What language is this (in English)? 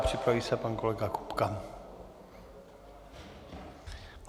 Czech